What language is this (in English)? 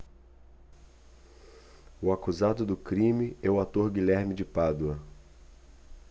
Portuguese